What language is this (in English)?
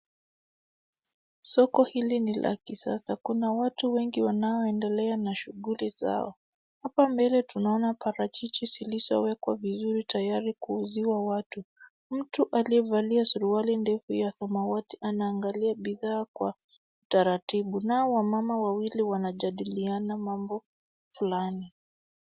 Swahili